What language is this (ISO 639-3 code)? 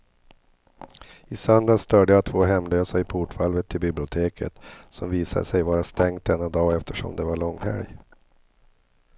swe